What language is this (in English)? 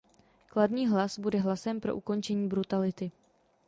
Czech